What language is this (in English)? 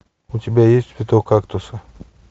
Russian